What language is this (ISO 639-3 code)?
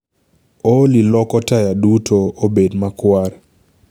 luo